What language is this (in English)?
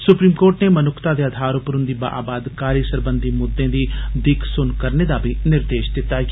Dogri